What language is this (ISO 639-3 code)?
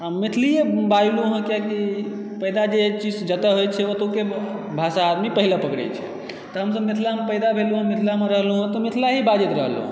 mai